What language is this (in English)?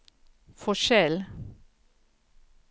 Swedish